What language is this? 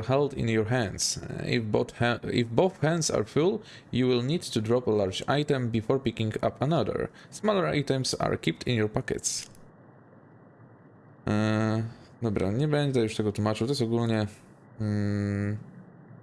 Polish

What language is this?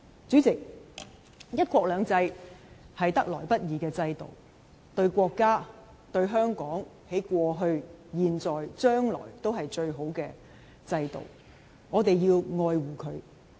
Cantonese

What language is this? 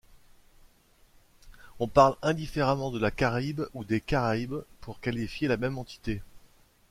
French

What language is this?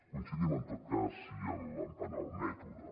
Catalan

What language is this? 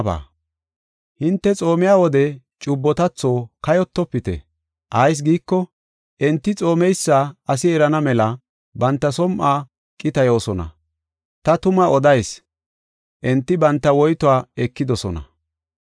Gofa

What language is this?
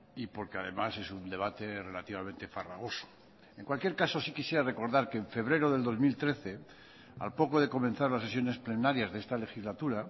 Spanish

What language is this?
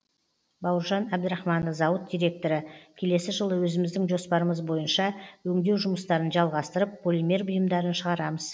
Kazakh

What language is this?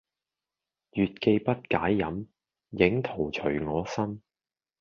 Cantonese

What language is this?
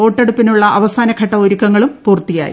Malayalam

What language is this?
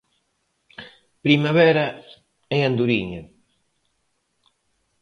Galician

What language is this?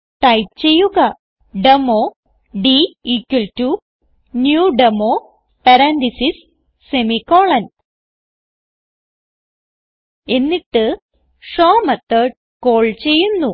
Malayalam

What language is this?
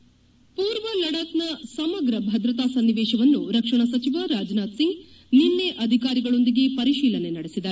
Kannada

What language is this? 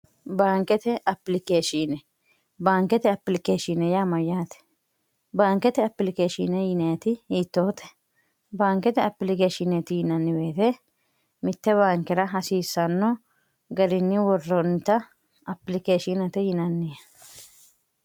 Sidamo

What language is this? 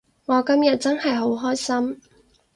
Cantonese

